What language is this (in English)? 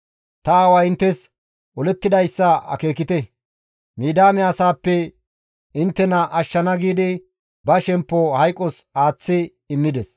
Gamo